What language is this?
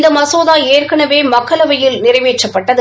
Tamil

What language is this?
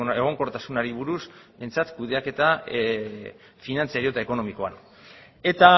Basque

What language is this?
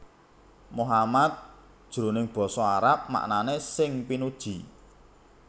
Javanese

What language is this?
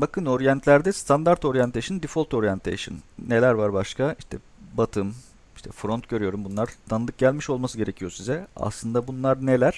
Turkish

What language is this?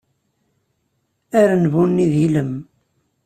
Kabyle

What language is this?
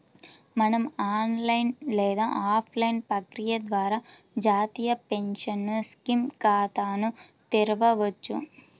Telugu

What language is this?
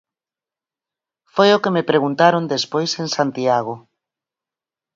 Galician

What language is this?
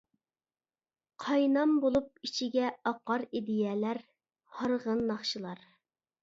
Uyghur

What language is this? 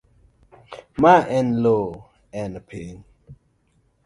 Luo (Kenya and Tanzania)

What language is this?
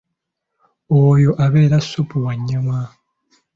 Ganda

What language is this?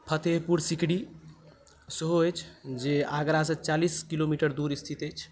Maithili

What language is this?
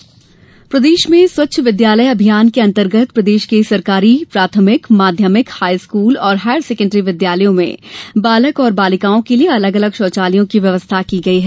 Hindi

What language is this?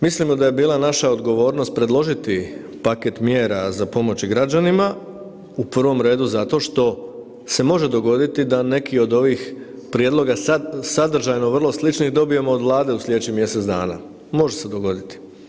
Croatian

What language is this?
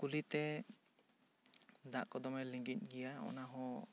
Santali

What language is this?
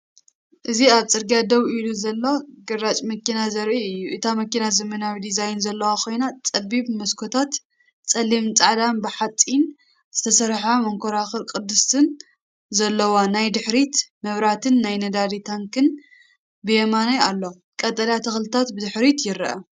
Tigrinya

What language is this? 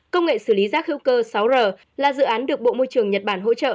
Vietnamese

